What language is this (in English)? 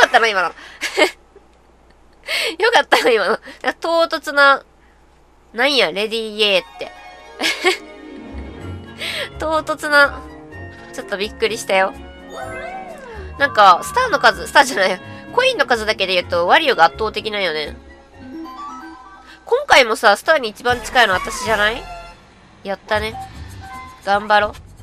Japanese